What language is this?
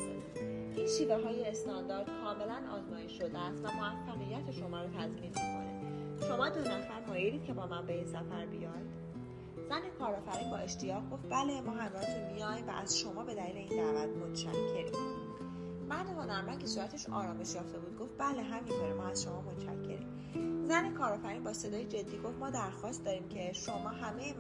Persian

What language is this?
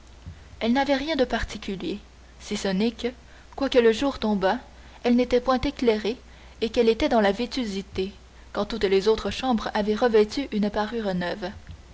French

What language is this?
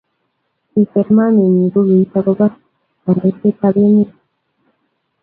Kalenjin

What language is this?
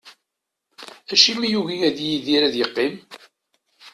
Kabyle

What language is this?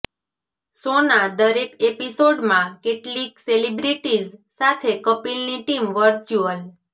Gujarati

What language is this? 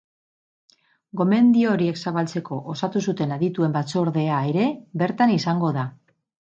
Basque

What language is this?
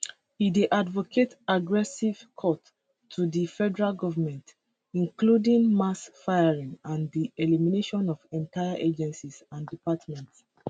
Nigerian Pidgin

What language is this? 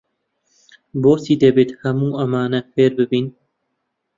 Central Kurdish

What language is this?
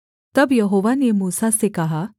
Hindi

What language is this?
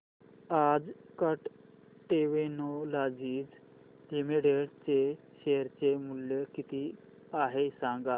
Marathi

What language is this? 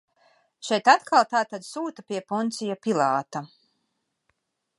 Latvian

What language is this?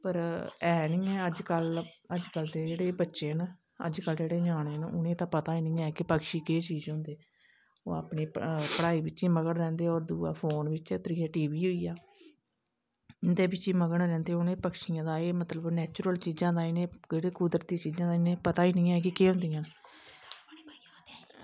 Dogri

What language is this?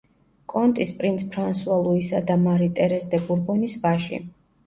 Georgian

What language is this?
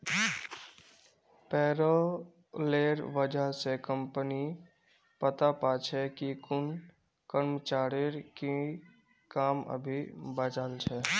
Magahi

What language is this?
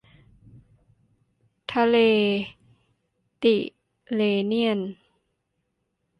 Thai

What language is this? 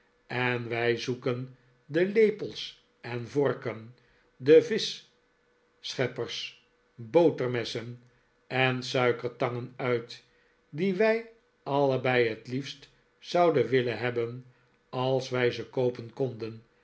Dutch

